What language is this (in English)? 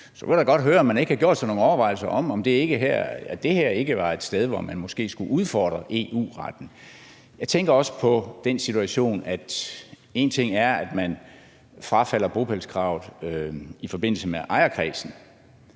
Danish